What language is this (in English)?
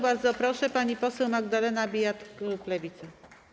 Polish